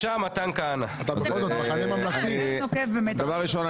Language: Hebrew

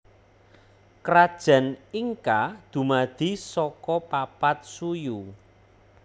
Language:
Javanese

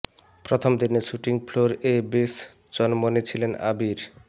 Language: Bangla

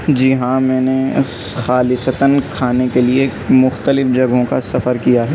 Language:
Urdu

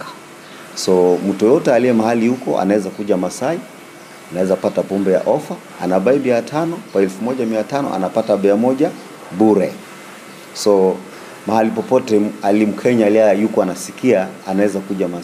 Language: Swahili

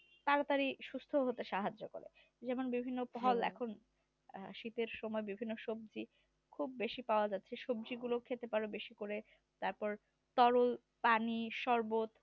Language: Bangla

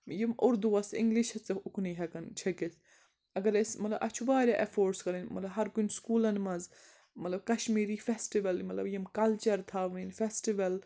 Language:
Kashmiri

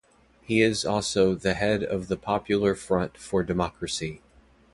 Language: English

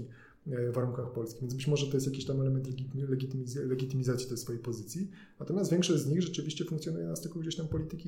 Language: Polish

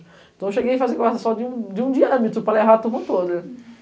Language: Portuguese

